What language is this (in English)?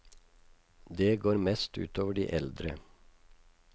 Norwegian